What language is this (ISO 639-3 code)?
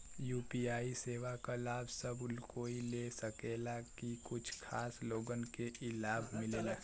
bho